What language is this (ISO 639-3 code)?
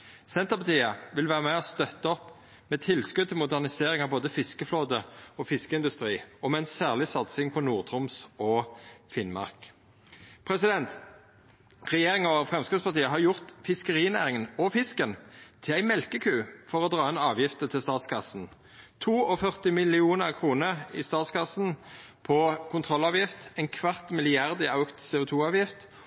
nno